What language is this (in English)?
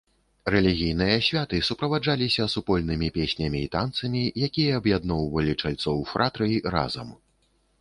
Belarusian